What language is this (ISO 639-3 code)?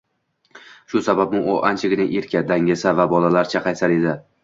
uzb